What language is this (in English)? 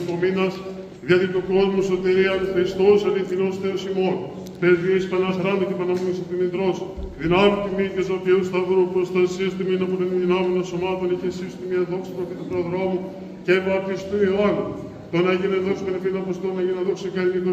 Greek